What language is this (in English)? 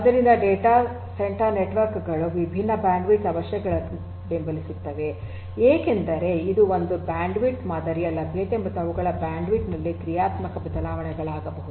Kannada